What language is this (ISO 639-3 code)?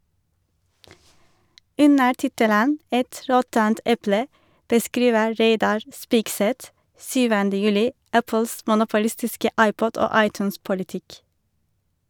nor